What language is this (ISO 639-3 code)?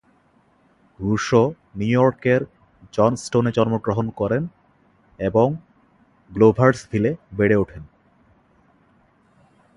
ben